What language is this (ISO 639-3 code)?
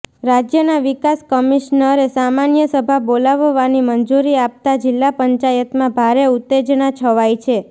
guj